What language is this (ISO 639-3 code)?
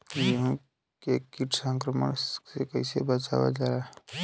bho